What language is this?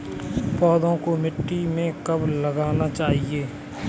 Hindi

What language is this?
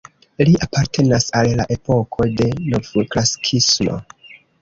Esperanto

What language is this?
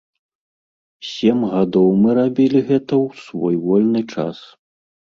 Belarusian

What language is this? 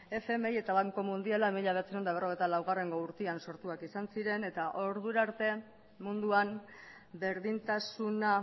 Basque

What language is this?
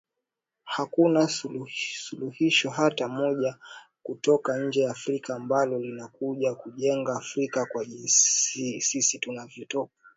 Swahili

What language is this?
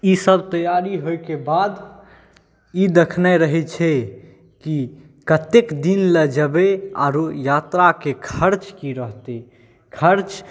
Maithili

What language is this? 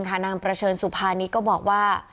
Thai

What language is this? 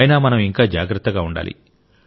Telugu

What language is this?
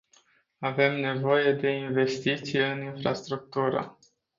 Romanian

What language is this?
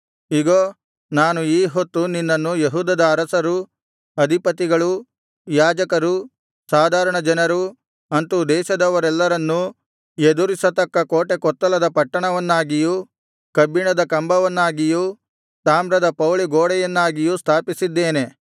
Kannada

